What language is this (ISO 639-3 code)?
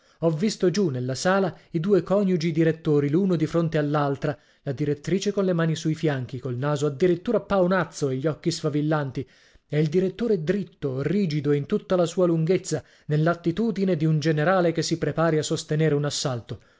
ita